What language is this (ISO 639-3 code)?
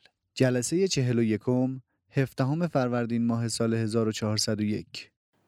fas